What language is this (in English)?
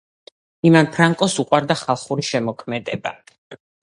Georgian